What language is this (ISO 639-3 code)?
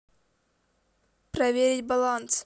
rus